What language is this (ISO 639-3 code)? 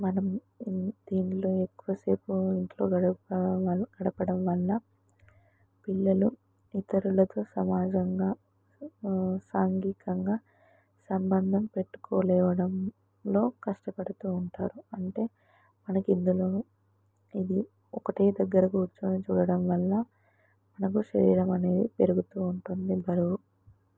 tel